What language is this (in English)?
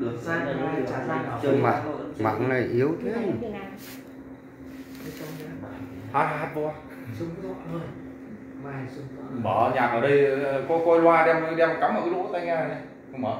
Vietnamese